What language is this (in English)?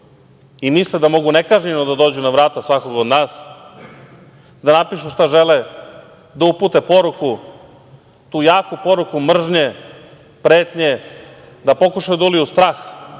Serbian